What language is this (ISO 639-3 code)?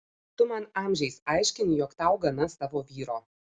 lit